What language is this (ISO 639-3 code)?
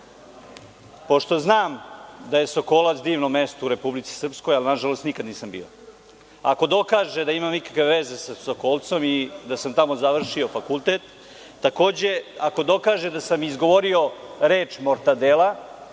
srp